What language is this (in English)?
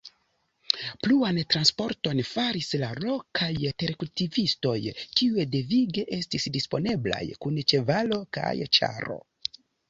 Esperanto